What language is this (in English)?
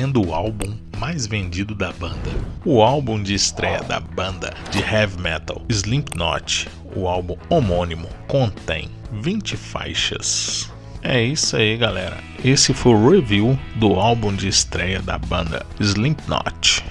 Portuguese